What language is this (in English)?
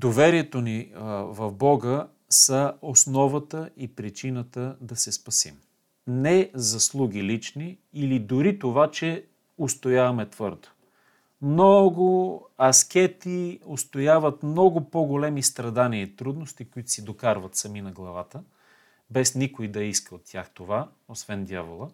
Bulgarian